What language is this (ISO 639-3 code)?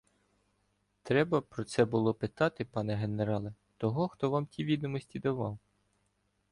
ukr